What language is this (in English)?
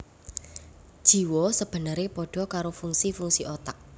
Javanese